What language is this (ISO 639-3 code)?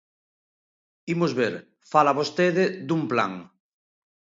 glg